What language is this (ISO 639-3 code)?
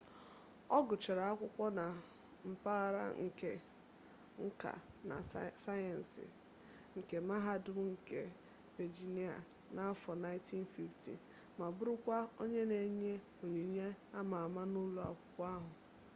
ibo